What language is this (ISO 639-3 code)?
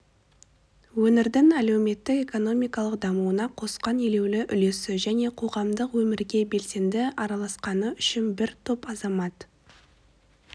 kaz